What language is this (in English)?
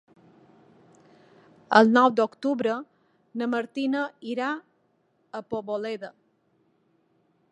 Catalan